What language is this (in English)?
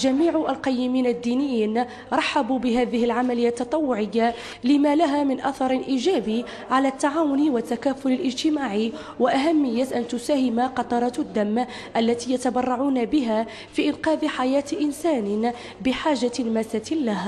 Arabic